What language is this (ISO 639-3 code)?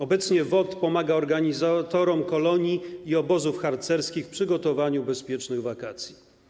pol